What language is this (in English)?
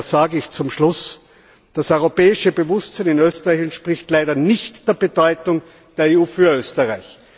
German